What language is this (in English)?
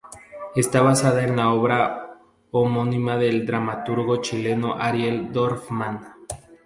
Spanish